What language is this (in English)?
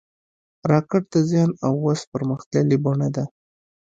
Pashto